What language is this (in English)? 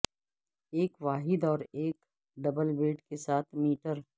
Urdu